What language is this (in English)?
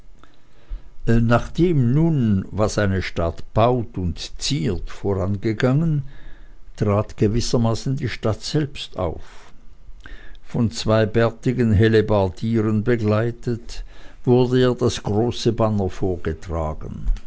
German